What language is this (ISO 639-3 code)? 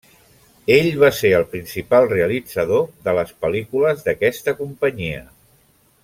cat